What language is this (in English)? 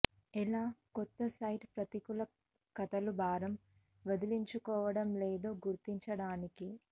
Telugu